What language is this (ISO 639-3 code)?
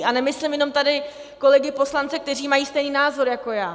ces